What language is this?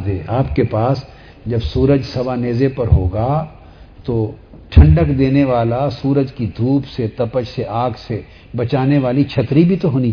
Urdu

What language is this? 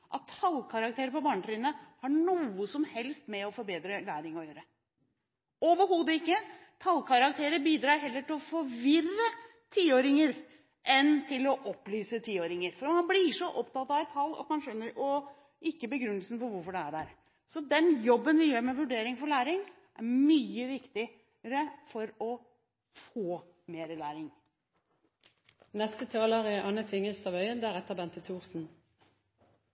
Norwegian Bokmål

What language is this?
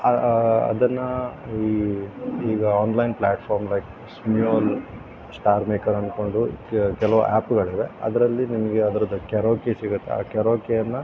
Kannada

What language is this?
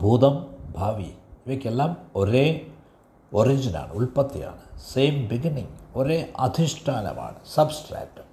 Malayalam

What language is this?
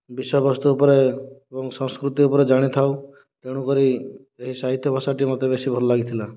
Odia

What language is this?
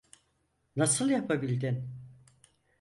Turkish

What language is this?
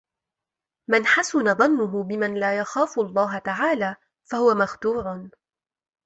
Arabic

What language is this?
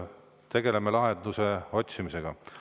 Estonian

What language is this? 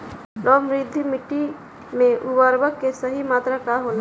Bhojpuri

